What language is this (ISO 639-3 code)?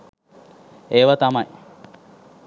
sin